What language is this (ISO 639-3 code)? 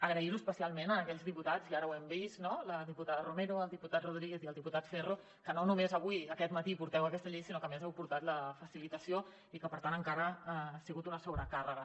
cat